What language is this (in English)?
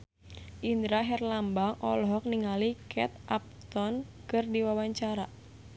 Sundanese